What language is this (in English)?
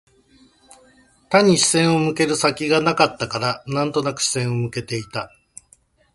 Japanese